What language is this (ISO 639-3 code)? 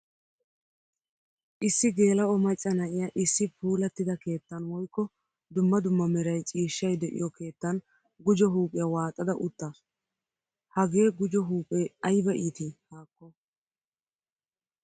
wal